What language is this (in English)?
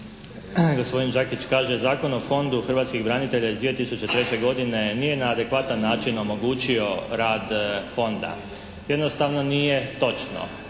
Croatian